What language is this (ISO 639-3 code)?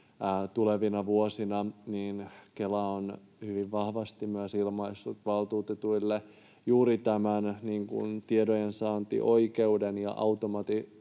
fin